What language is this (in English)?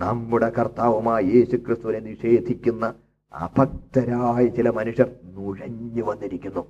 Malayalam